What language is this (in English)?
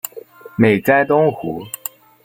Chinese